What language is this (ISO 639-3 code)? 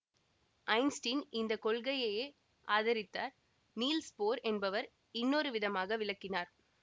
tam